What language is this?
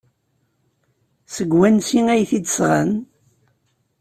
Kabyle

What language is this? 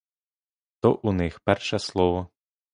Ukrainian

